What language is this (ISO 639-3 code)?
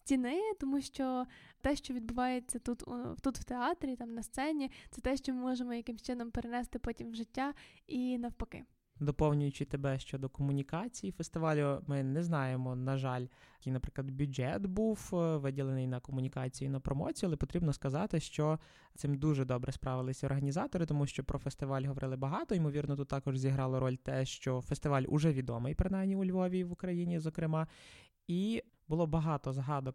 ukr